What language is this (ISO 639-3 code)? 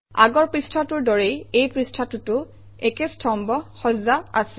asm